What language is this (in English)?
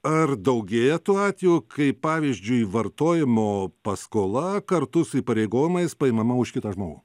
Lithuanian